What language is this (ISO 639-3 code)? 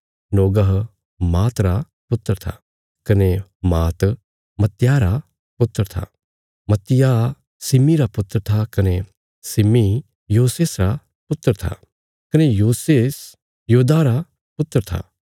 kfs